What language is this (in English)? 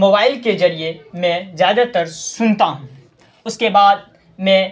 Urdu